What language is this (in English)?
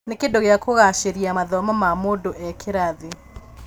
Kikuyu